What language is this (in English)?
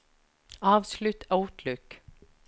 Norwegian